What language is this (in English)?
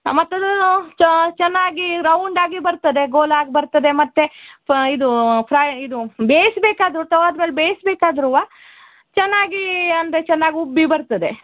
Kannada